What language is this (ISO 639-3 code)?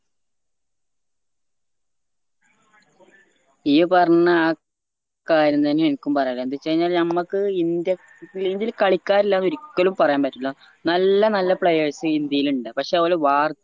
mal